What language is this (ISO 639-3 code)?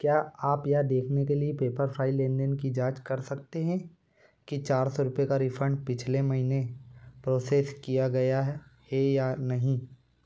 hin